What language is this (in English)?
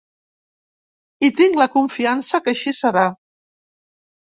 Catalan